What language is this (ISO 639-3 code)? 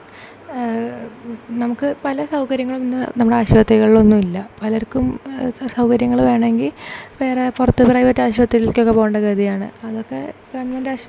mal